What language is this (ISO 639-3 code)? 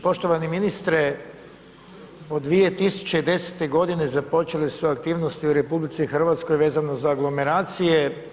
hrv